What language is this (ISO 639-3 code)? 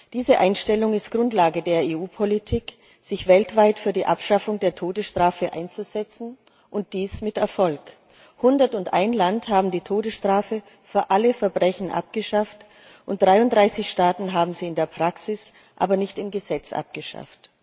deu